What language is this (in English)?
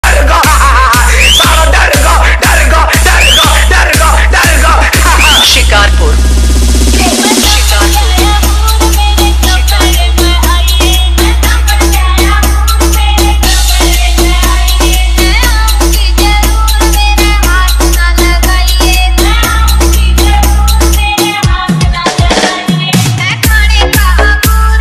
Polish